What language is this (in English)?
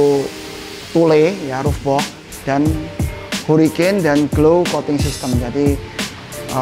Indonesian